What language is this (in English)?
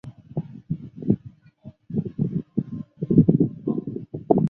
Chinese